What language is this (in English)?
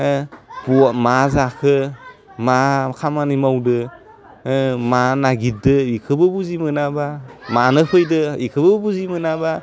Bodo